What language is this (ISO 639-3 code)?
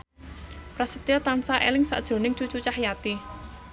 jav